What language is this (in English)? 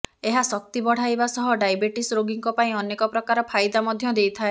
Odia